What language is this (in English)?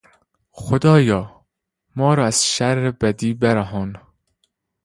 Persian